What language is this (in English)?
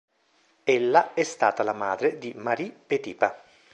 Italian